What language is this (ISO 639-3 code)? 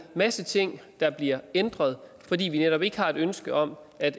dan